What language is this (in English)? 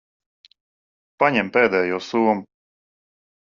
Latvian